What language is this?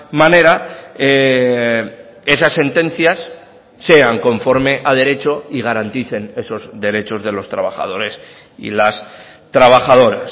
Spanish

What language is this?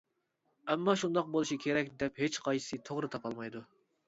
Uyghur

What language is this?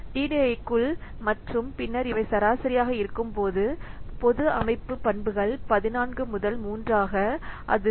Tamil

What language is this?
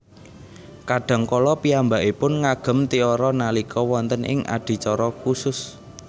Javanese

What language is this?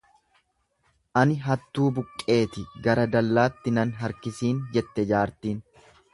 Oromo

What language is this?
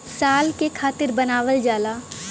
Bhojpuri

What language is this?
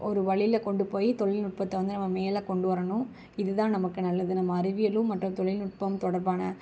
Tamil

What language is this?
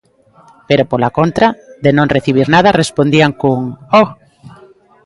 Galician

